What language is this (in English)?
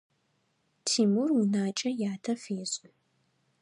Adyghe